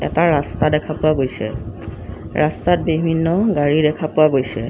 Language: Assamese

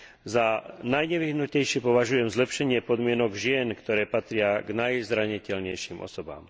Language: Slovak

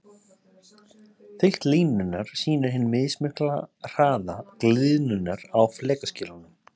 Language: Icelandic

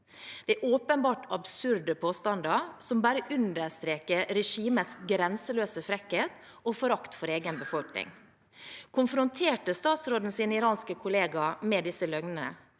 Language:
Norwegian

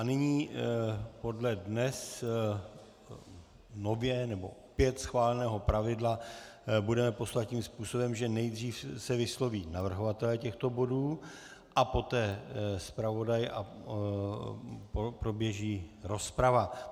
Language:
Czech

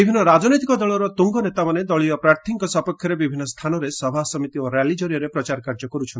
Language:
Odia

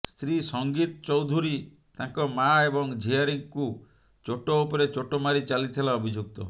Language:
Odia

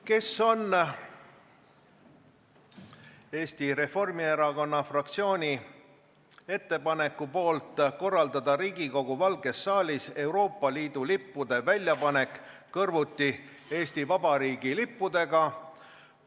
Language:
Estonian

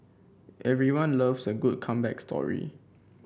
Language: English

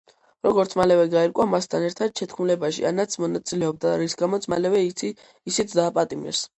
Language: Georgian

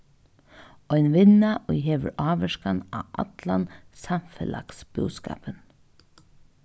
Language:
Faroese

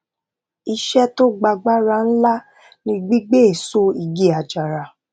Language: Yoruba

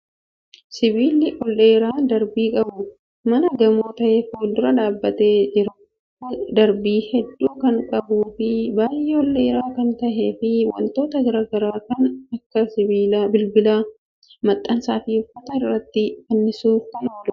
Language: Oromo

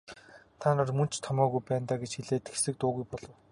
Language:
Mongolian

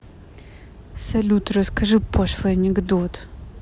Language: Russian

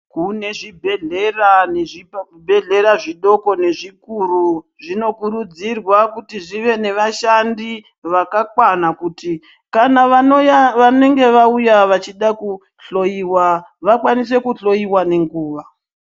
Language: Ndau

